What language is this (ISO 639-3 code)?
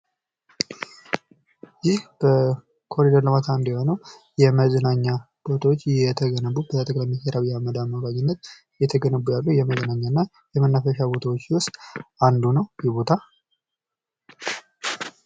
amh